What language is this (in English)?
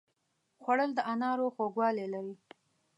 Pashto